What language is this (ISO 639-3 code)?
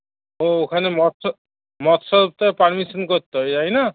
ben